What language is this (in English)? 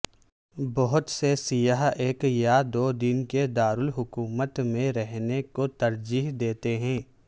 Urdu